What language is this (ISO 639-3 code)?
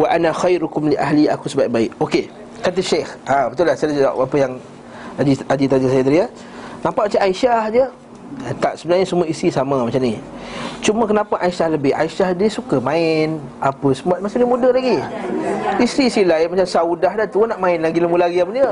msa